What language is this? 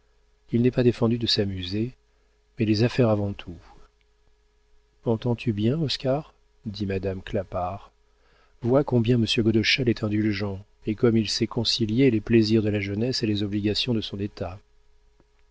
French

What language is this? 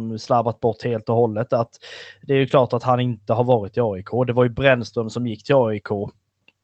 Swedish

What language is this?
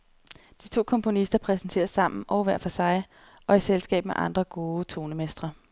Danish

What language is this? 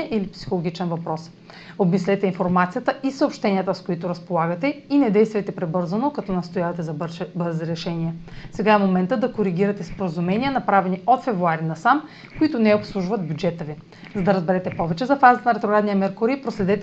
Bulgarian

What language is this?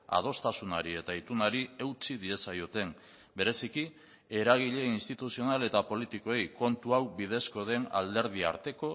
Basque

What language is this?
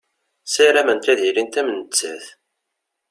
Kabyle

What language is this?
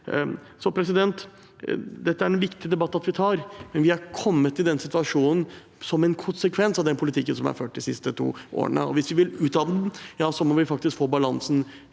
Norwegian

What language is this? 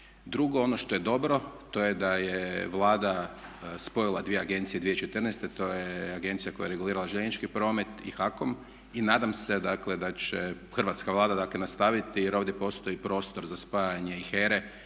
Croatian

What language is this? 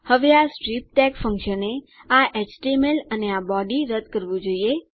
Gujarati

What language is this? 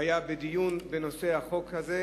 Hebrew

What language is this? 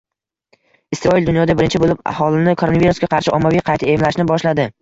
Uzbek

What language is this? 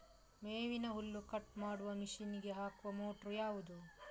Kannada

